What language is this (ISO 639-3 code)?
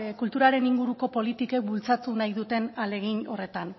eus